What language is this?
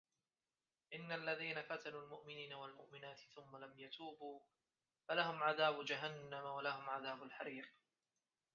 Arabic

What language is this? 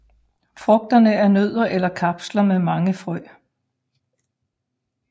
Danish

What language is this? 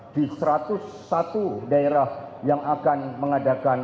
Indonesian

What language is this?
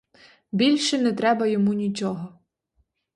Ukrainian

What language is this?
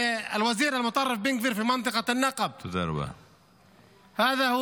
Hebrew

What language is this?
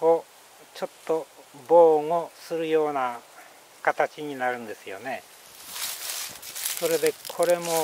Japanese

